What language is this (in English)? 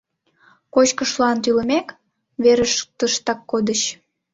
Mari